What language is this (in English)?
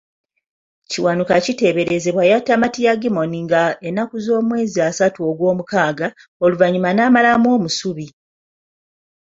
Ganda